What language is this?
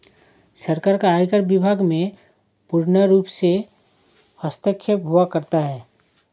Hindi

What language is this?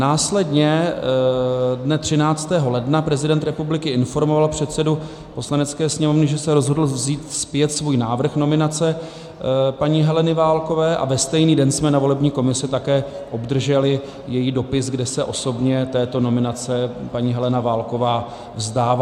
Czech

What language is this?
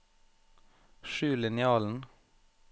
Norwegian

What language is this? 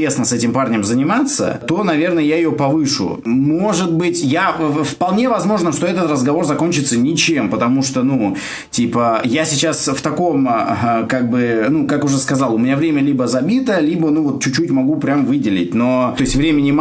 Russian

